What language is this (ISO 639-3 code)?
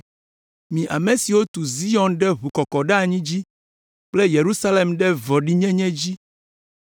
ewe